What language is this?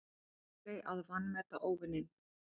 Icelandic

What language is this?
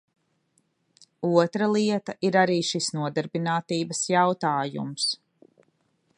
Latvian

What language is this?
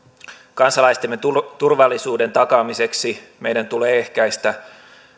Finnish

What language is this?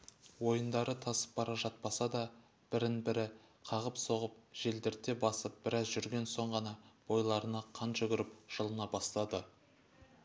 Kazakh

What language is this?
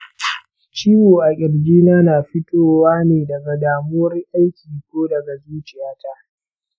Hausa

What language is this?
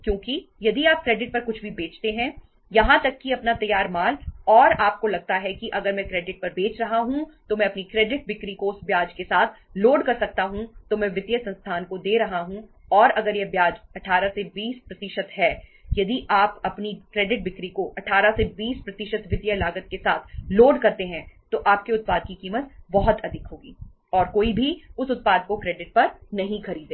Hindi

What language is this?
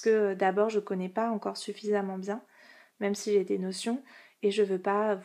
French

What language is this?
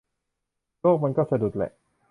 Thai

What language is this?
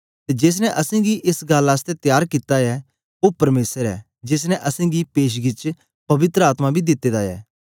Dogri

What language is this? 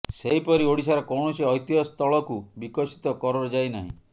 Odia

